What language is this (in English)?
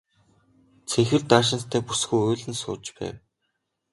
Mongolian